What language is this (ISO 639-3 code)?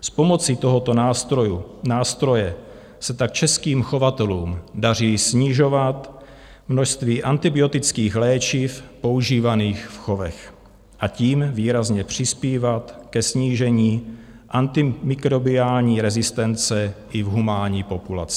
ces